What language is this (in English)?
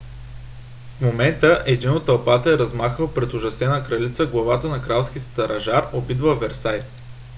Bulgarian